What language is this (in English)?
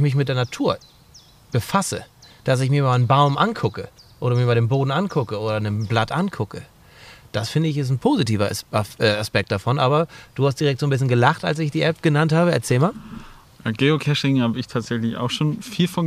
German